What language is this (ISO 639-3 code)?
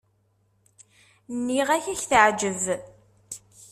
kab